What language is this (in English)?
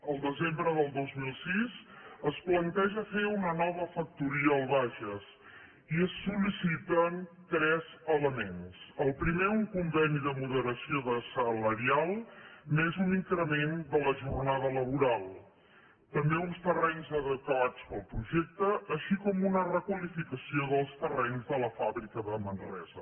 Catalan